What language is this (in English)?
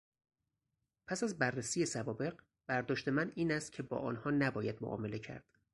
Persian